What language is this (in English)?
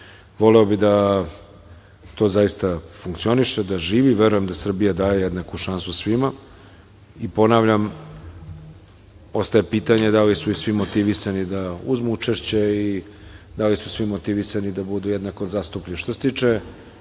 Serbian